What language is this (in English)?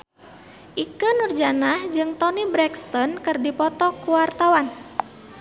Sundanese